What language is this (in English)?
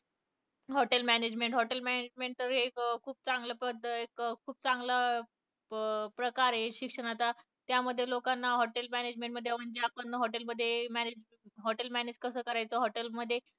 Marathi